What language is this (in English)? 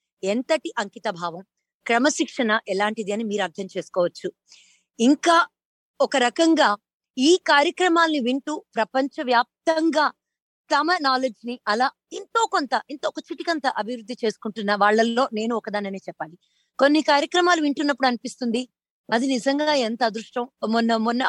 Telugu